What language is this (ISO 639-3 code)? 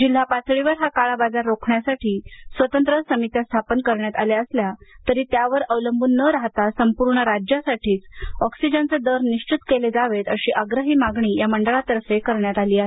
mar